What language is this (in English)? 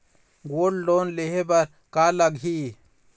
Chhattisgarhi